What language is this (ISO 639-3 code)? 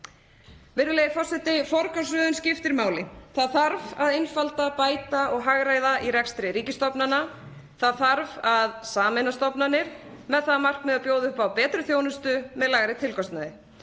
isl